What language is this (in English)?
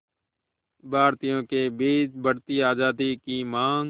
Hindi